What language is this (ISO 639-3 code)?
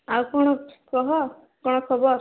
ori